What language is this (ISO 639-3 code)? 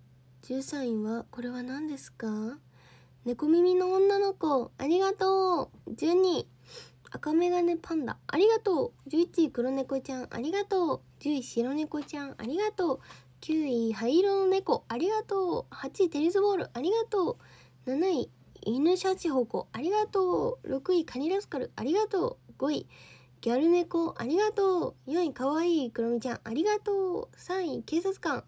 jpn